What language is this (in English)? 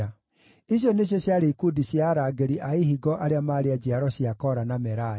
Kikuyu